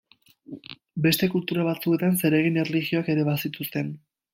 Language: Basque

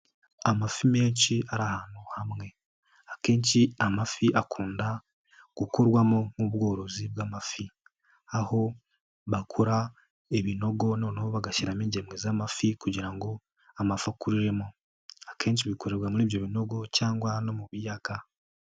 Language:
Kinyarwanda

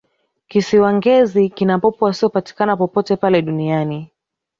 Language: Swahili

